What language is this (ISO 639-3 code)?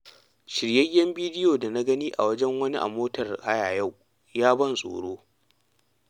hau